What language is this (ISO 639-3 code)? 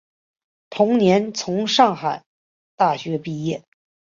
zho